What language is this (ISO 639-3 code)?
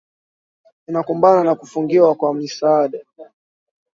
swa